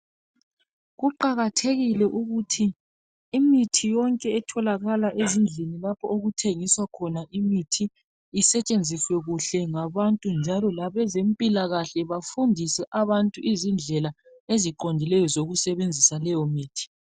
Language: North Ndebele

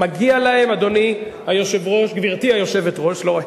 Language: Hebrew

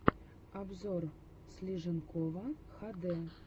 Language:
Russian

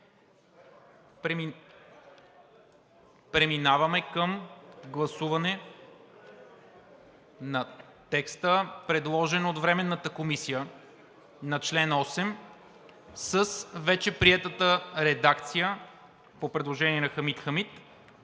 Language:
Bulgarian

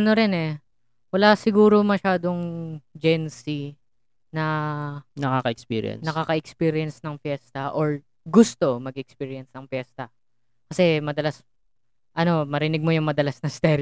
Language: Filipino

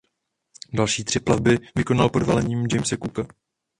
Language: Czech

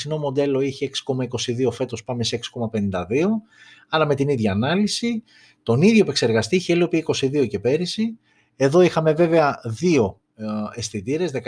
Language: Greek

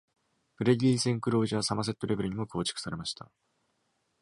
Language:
Japanese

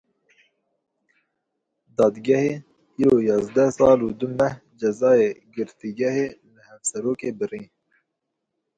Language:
Kurdish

